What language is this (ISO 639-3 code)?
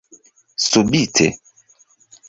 epo